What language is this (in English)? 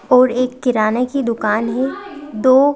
Hindi